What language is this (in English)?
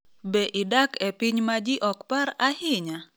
Luo (Kenya and Tanzania)